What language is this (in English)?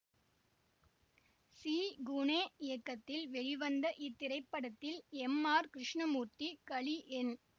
Tamil